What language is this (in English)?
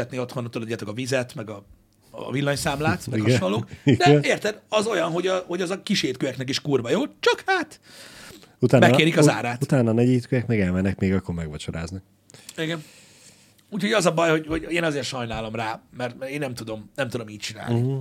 Hungarian